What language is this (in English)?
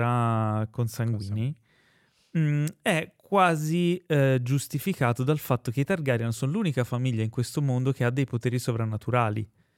Italian